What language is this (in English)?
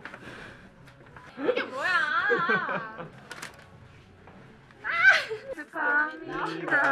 Korean